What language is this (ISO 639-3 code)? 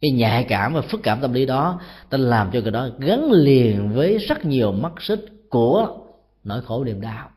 vie